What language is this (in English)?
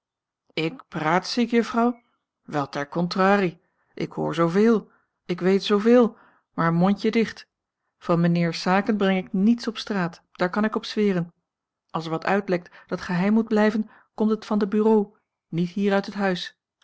Dutch